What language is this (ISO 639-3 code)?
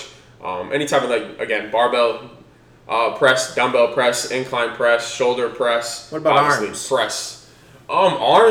eng